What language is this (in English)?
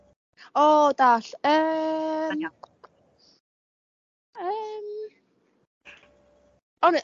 Welsh